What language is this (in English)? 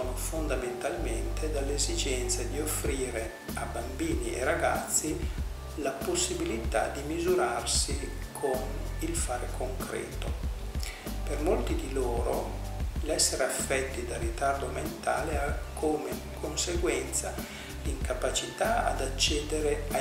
Italian